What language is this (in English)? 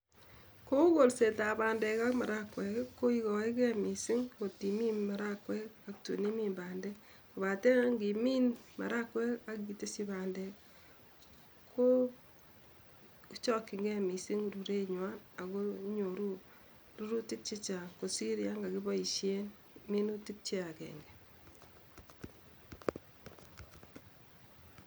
Kalenjin